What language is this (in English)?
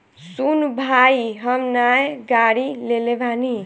Bhojpuri